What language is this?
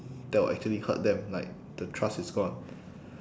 English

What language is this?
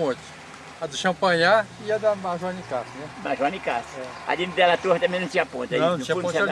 Portuguese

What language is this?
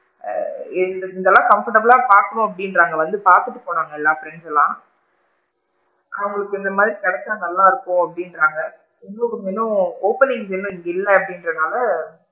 Tamil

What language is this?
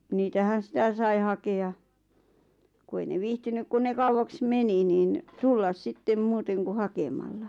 Finnish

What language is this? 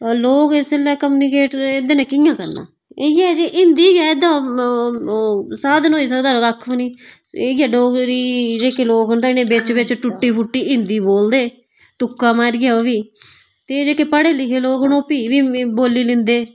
Dogri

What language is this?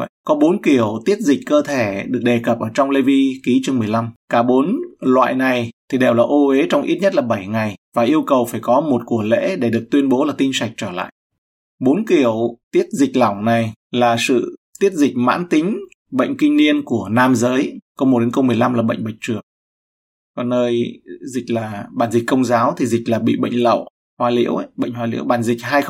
Vietnamese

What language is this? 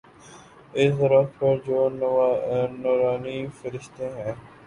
Urdu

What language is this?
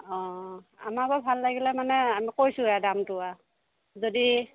Assamese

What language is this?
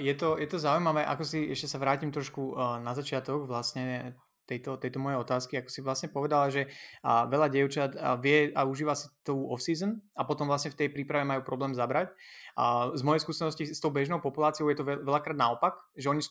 Slovak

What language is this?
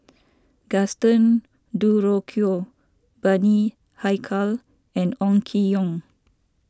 English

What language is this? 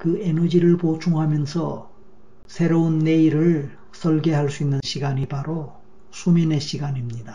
Korean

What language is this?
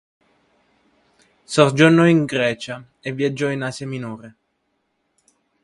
Italian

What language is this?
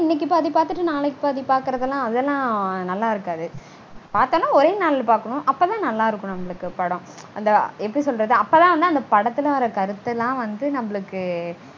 Tamil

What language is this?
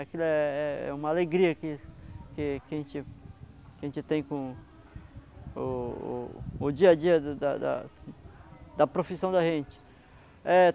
Portuguese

